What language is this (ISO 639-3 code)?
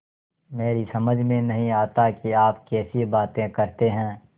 hin